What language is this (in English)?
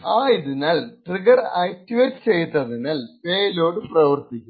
Malayalam